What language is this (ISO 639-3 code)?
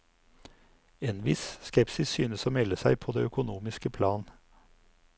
nor